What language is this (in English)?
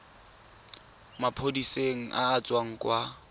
Tswana